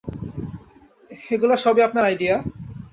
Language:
Bangla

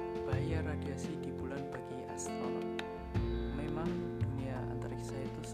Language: Indonesian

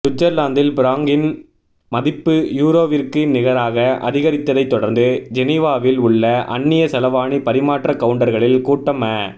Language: Tamil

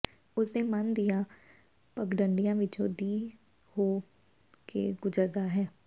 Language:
Punjabi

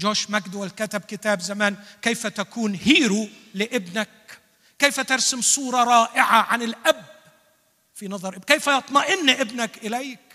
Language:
Arabic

